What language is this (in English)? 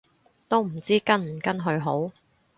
Cantonese